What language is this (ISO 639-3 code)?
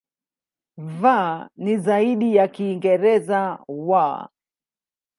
swa